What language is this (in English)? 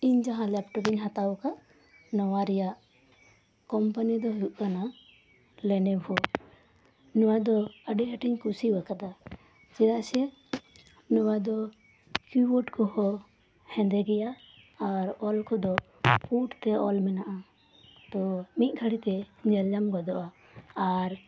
Santali